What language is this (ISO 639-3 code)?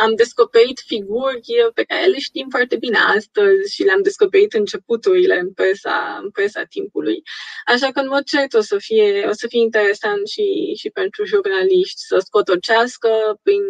ron